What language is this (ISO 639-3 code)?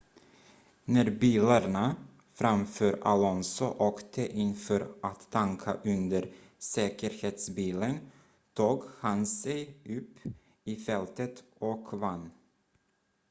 swe